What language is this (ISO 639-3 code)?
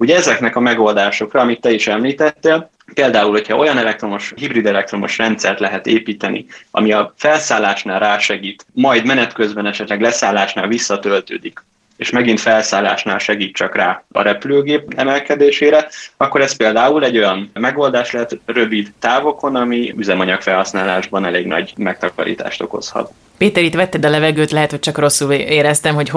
hun